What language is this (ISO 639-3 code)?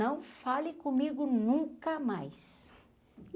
por